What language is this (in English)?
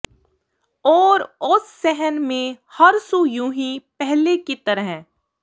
Punjabi